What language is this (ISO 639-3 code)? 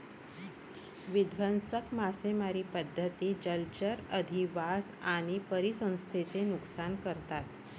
mar